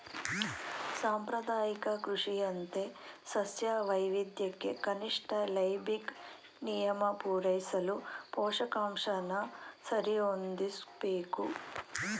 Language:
Kannada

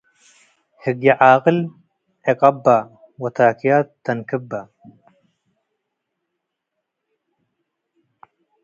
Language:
Tigre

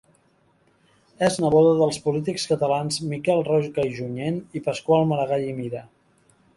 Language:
Catalan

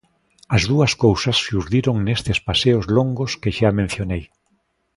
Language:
Galician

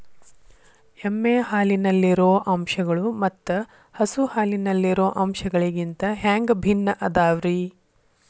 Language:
Kannada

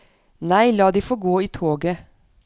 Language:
Norwegian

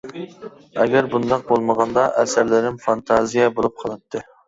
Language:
Uyghur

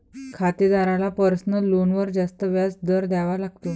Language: Marathi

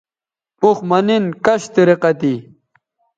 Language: Bateri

